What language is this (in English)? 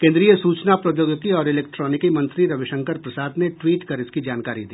Hindi